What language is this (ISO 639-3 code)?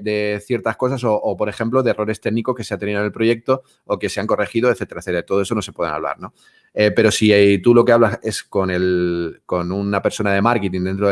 spa